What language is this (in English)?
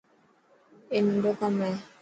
Dhatki